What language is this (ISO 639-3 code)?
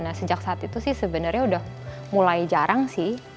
ind